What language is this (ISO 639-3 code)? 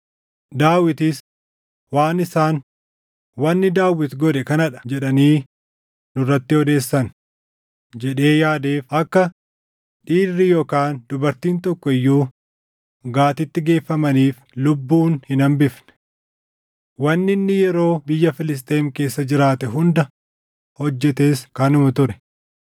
orm